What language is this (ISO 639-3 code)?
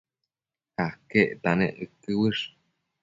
mcf